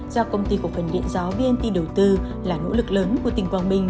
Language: Vietnamese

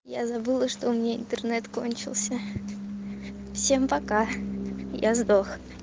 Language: Russian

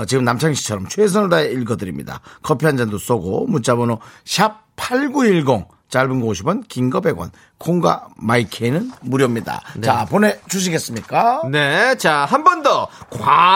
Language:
Korean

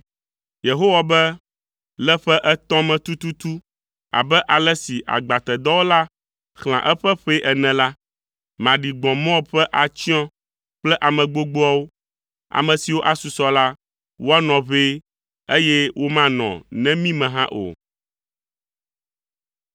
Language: Ewe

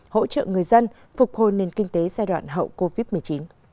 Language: Vietnamese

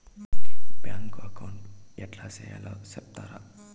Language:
Telugu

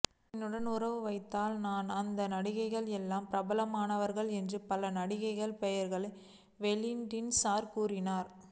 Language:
Tamil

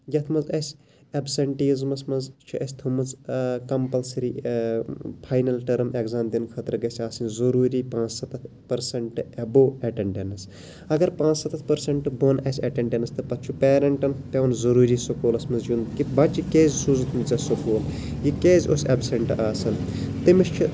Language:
Kashmiri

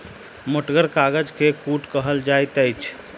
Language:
Maithili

